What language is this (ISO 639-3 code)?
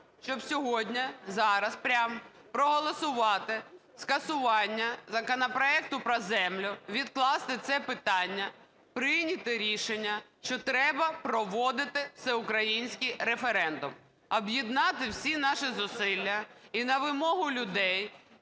ukr